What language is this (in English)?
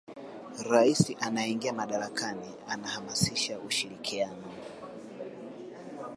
Swahili